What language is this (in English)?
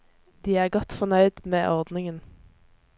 Norwegian